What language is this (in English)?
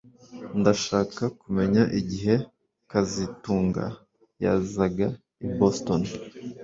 Kinyarwanda